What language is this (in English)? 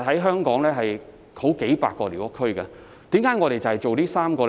Cantonese